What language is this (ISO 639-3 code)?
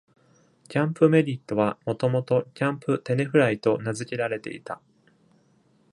jpn